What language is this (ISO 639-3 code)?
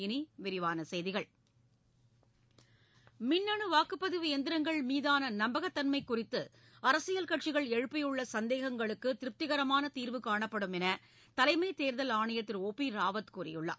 tam